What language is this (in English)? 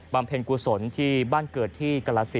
Thai